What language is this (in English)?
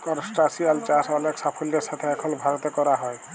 Bangla